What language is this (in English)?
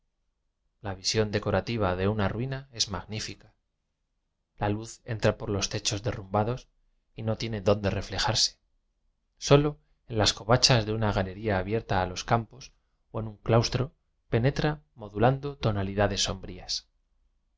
Spanish